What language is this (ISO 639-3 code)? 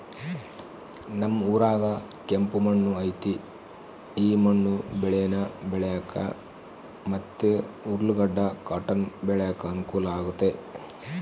kan